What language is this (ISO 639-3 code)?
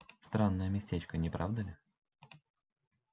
rus